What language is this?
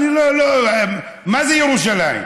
Hebrew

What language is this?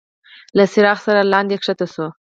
Pashto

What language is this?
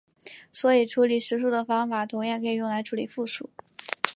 Chinese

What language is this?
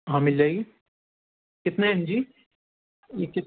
Urdu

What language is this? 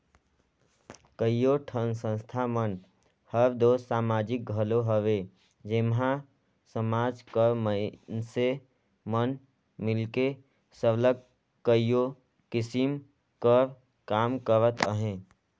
Chhattisgarhi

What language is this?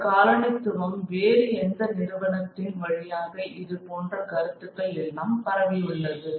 Tamil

